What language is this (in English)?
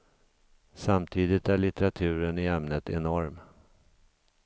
Swedish